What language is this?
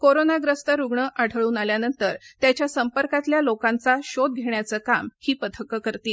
Marathi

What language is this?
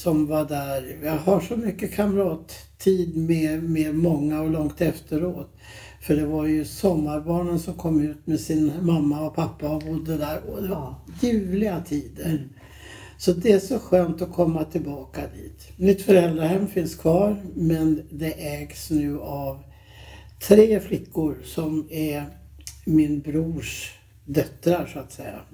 Swedish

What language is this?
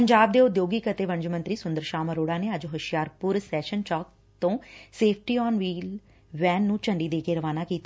Punjabi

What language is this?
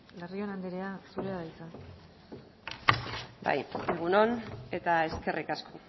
Basque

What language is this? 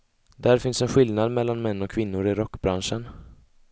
Swedish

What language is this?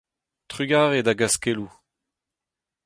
Breton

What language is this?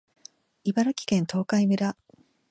Japanese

